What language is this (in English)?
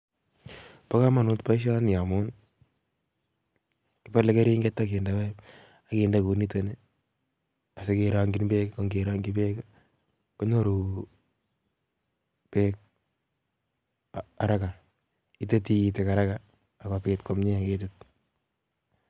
Kalenjin